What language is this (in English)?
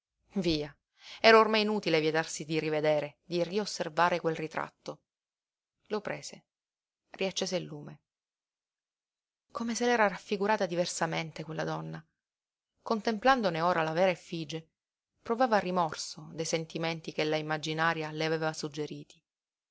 Italian